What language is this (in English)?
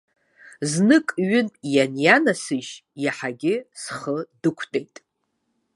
Abkhazian